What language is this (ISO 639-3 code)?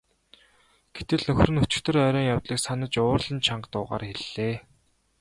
mon